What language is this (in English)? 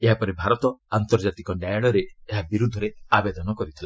Odia